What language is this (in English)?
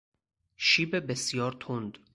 Persian